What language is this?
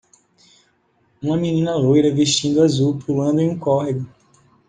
Portuguese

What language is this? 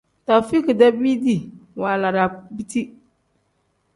Tem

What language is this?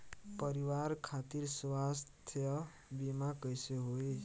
Bhojpuri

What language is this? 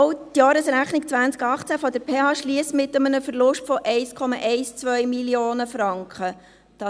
Swiss German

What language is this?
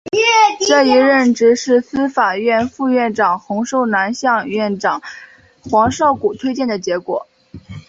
Chinese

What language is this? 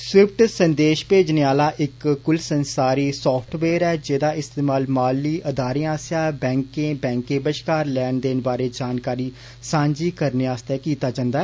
Dogri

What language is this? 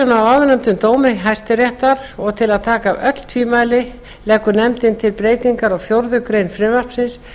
Icelandic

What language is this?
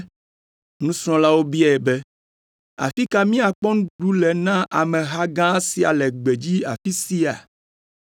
Ewe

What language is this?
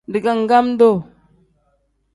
Tem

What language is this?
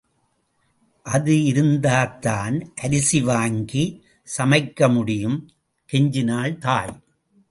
Tamil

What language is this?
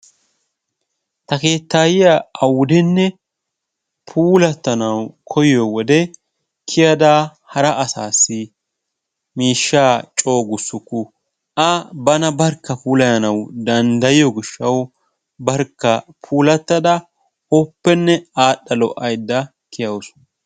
Wolaytta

